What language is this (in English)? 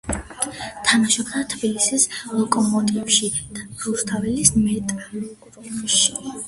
Georgian